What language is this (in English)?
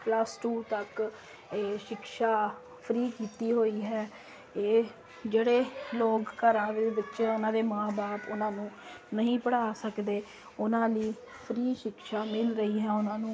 Punjabi